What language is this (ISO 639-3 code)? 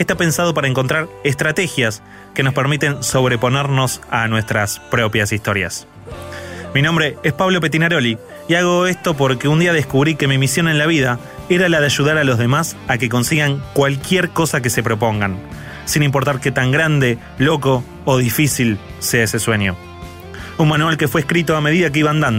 spa